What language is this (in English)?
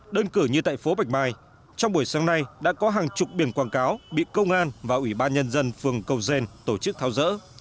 Vietnamese